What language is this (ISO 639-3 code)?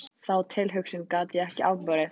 isl